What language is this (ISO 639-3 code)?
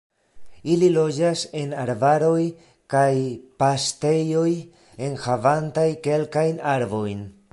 epo